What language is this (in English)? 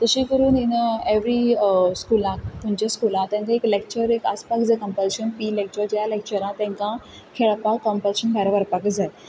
Konkani